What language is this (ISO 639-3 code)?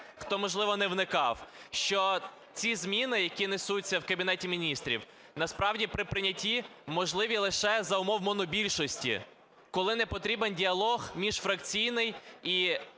ukr